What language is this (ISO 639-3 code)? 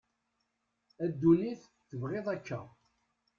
kab